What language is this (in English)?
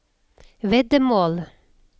Norwegian